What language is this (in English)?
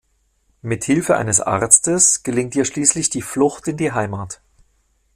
German